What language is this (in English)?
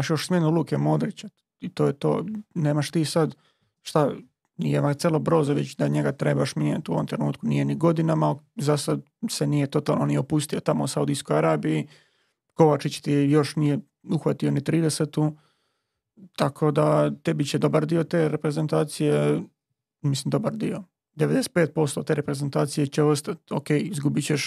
Croatian